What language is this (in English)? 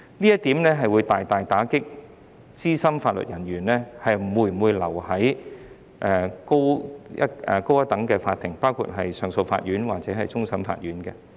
Cantonese